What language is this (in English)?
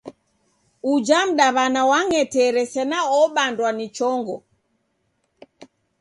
Taita